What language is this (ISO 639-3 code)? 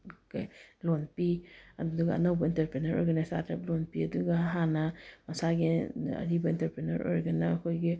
mni